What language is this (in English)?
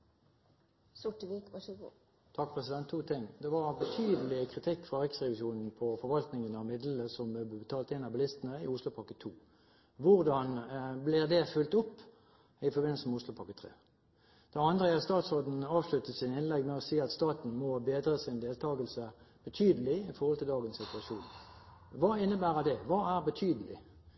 Norwegian